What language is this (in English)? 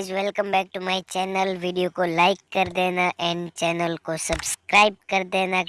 Hindi